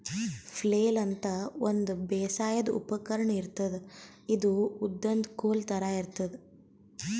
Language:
Kannada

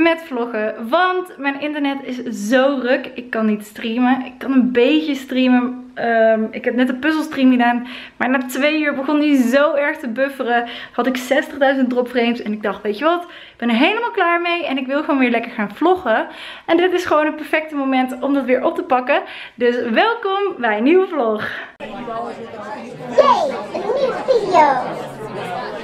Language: Dutch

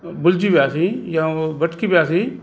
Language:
Sindhi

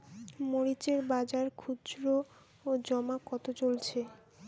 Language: Bangla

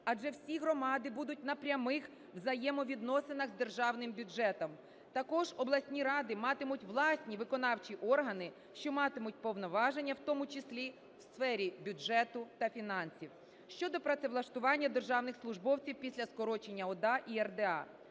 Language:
Ukrainian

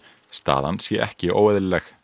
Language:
Icelandic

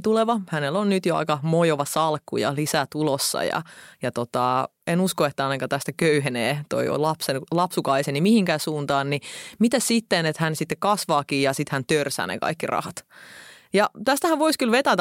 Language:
Finnish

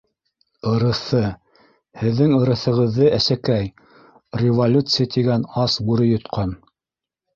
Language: Bashkir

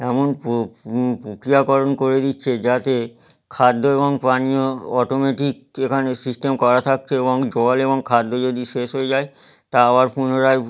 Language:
Bangla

